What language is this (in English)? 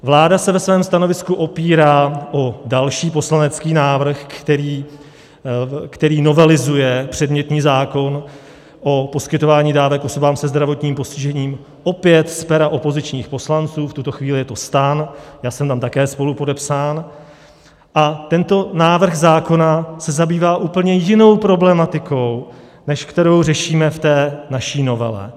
Czech